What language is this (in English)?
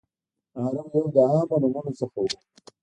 Pashto